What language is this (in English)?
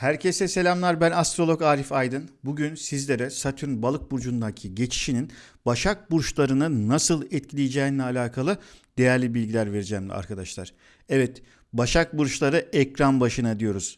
Turkish